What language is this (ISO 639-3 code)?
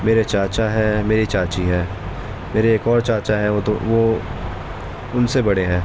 urd